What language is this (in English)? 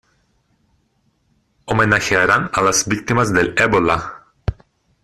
Spanish